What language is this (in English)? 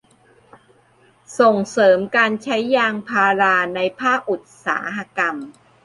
Thai